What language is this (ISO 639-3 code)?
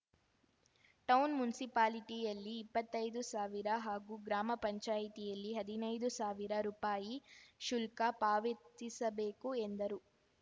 kan